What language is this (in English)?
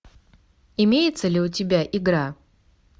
Russian